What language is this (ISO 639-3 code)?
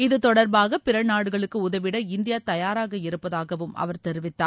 tam